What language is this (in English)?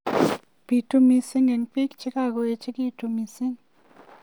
Kalenjin